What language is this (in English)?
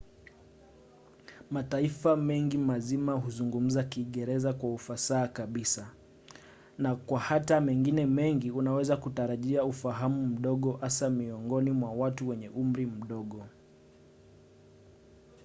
Swahili